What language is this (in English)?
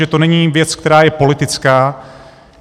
Czech